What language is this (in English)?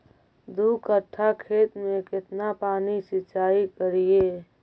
Magahi